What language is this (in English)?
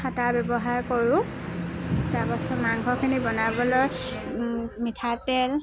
Assamese